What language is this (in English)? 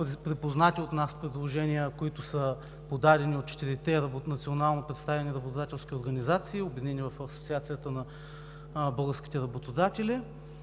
Bulgarian